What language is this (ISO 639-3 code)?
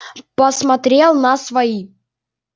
rus